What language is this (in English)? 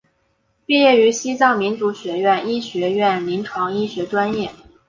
Chinese